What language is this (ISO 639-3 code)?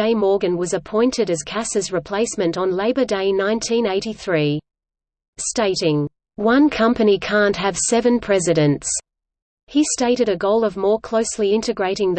eng